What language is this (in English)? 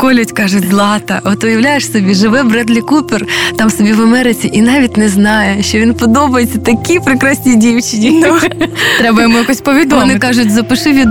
Ukrainian